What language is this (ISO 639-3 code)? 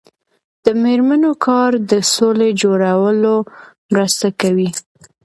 pus